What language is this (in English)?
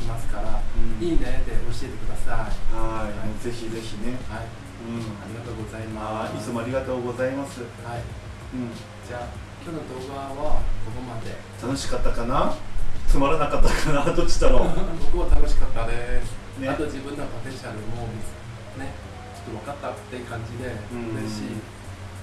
Japanese